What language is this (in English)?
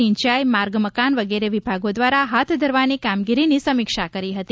Gujarati